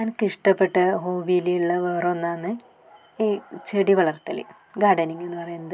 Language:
Malayalam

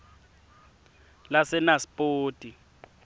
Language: Swati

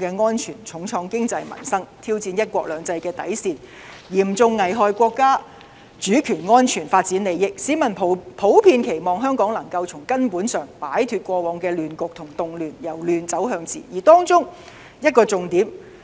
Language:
Cantonese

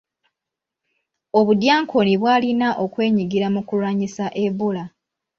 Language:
Ganda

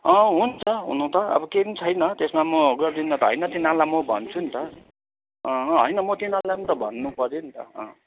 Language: Nepali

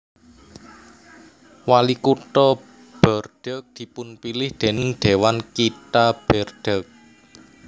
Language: Javanese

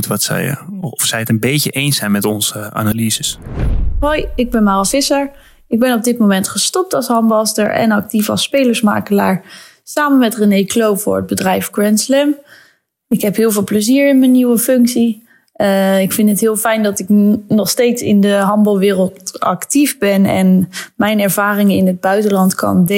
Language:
Dutch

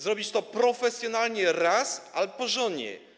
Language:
Polish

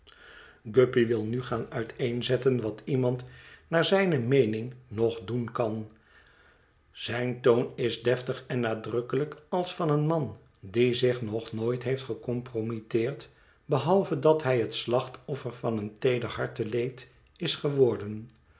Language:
Dutch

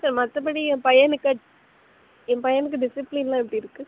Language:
Tamil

